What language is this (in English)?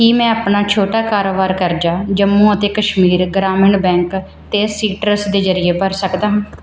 Punjabi